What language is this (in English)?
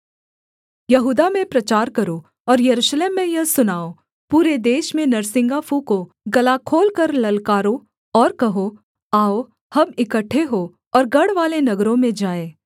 Hindi